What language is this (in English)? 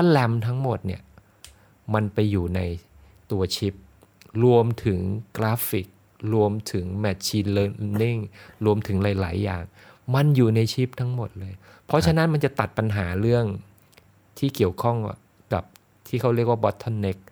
Thai